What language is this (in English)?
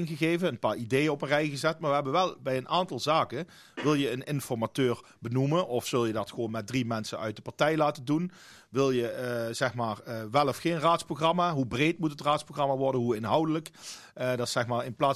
Dutch